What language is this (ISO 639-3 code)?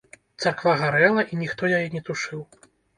bel